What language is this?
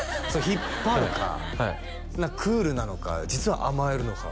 Japanese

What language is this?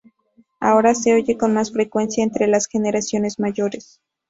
Spanish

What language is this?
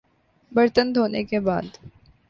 Urdu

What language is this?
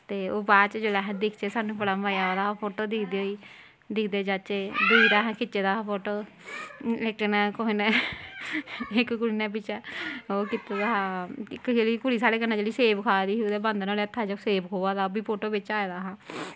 Dogri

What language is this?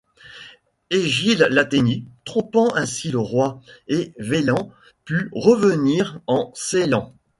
French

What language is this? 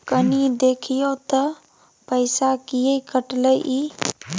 Maithili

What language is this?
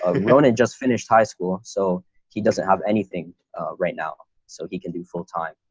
English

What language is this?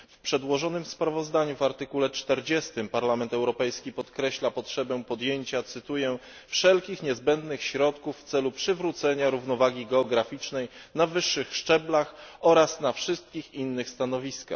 Polish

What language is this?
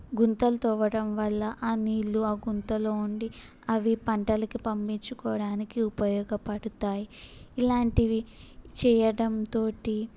Telugu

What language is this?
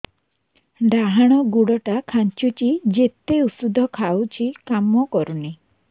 Odia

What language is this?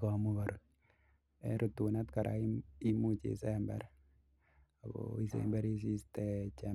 Kalenjin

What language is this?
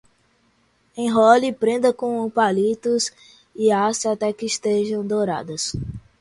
Portuguese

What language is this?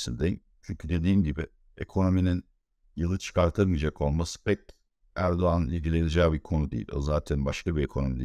Turkish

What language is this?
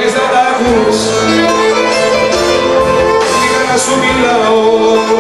Arabic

